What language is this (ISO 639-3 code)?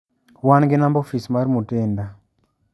luo